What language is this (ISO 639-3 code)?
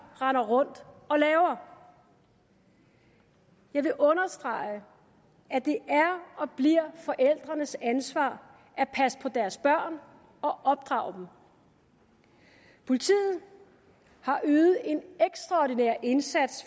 dan